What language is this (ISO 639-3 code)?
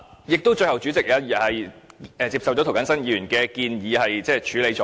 yue